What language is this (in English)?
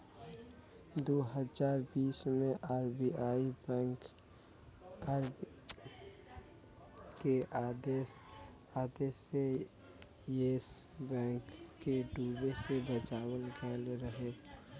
Bhojpuri